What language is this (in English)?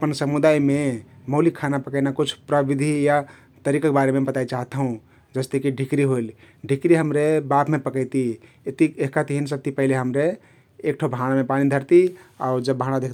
Kathoriya Tharu